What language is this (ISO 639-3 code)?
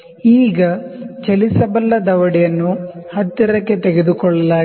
kan